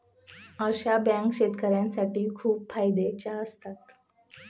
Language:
Marathi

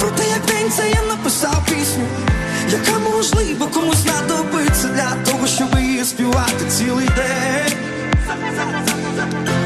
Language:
Ukrainian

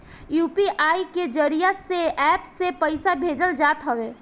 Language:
Bhojpuri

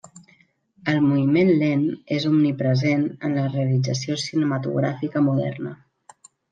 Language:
Catalan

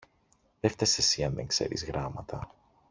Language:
Greek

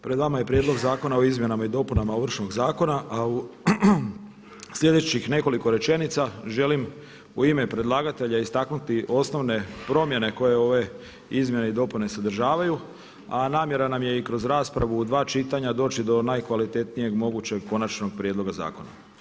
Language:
Croatian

